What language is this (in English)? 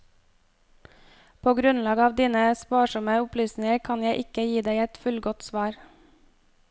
Norwegian